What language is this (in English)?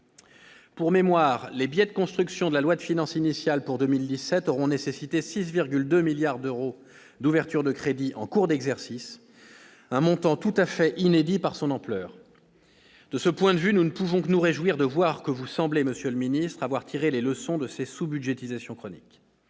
French